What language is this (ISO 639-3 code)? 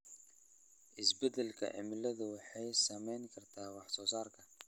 som